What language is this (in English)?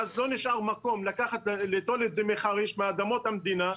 Hebrew